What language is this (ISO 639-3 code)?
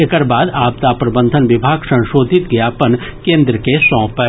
mai